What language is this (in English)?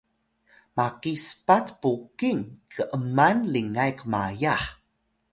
Atayal